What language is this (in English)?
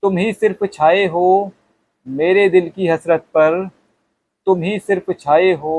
Hindi